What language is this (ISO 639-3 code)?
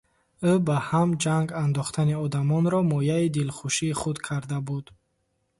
tgk